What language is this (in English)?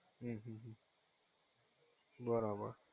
Gujarati